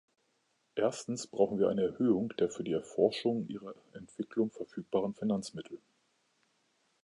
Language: German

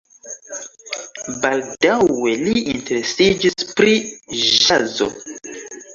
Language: Esperanto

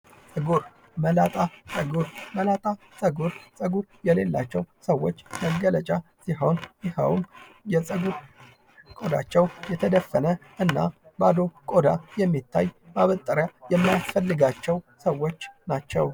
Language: Amharic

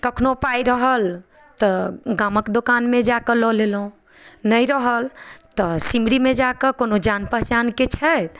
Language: Maithili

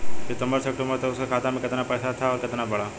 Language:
Bhojpuri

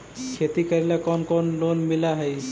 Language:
Magahi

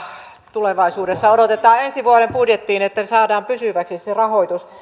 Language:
Finnish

